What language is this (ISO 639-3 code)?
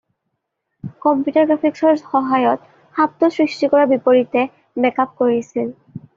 asm